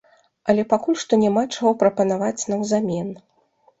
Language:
Belarusian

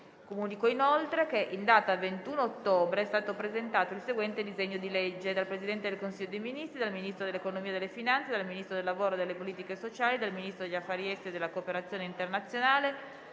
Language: Italian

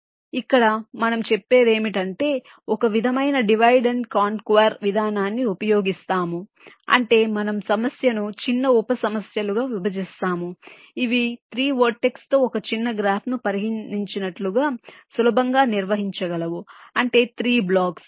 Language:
Telugu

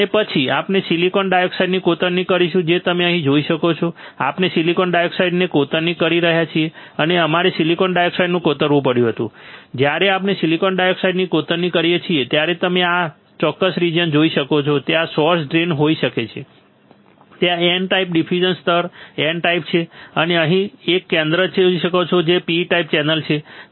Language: Gujarati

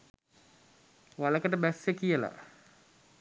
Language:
Sinhala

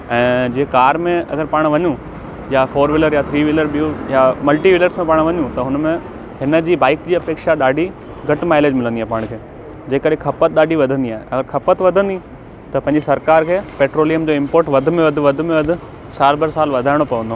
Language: Sindhi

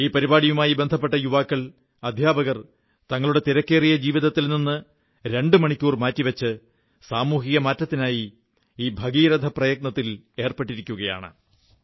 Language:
Malayalam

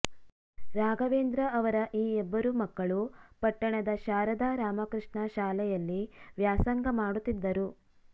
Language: Kannada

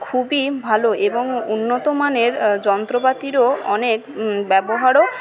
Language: Bangla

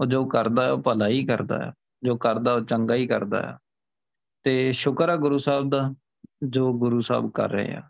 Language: Punjabi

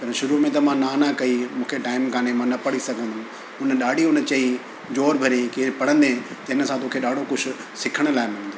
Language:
Sindhi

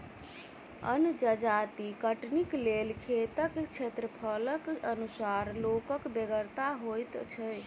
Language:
Maithili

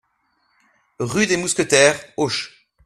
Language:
French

